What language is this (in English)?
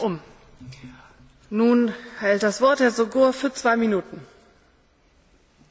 Hungarian